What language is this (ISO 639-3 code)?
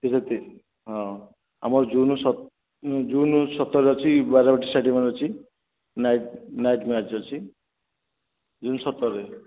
ori